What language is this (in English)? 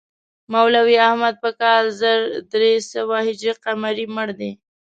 Pashto